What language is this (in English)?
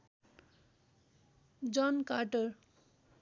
Nepali